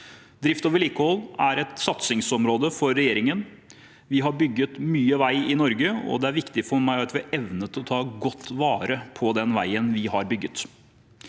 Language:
Norwegian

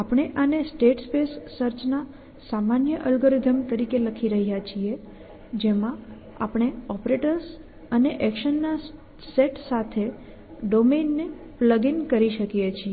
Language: Gujarati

